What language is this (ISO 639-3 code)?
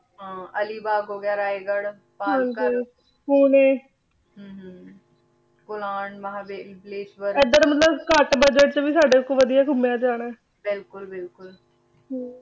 pan